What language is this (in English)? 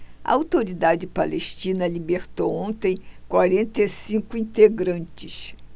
Portuguese